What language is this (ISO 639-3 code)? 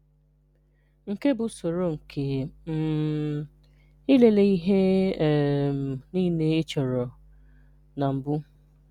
ibo